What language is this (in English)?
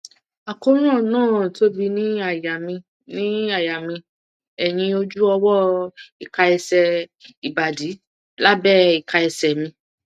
Yoruba